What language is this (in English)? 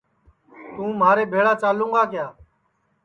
Sansi